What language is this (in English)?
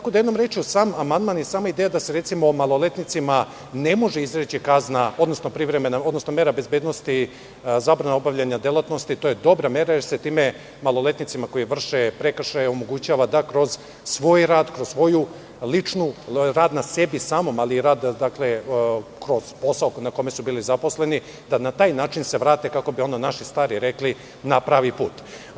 Serbian